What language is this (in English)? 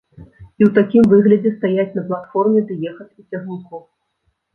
Belarusian